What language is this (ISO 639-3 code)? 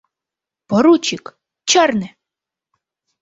chm